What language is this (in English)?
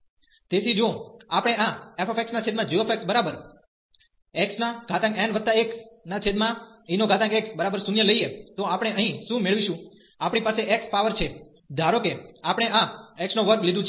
Gujarati